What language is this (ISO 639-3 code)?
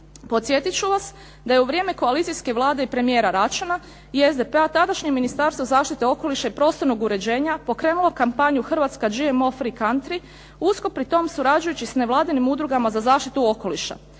hrv